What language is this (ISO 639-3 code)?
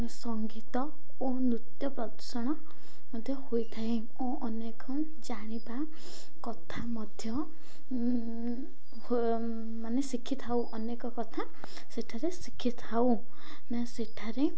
ori